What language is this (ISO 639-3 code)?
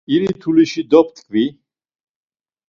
lzz